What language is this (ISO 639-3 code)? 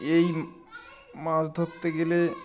ben